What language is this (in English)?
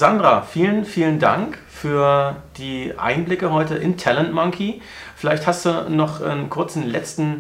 German